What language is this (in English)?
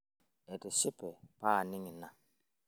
Masai